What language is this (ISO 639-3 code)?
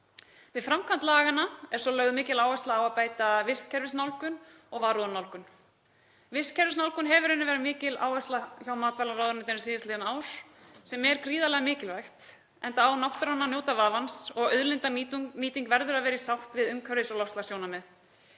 isl